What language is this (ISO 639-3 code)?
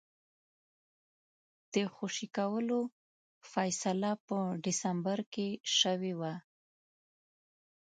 pus